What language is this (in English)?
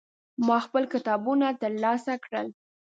Pashto